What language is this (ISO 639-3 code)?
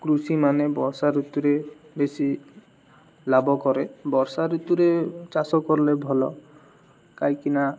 ori